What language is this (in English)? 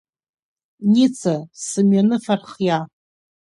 Abkhazian